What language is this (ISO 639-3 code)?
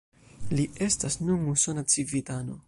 epo